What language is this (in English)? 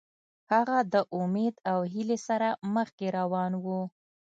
Pashto